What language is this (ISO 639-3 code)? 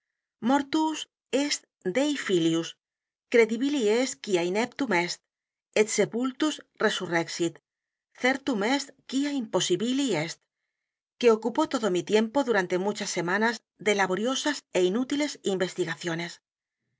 spa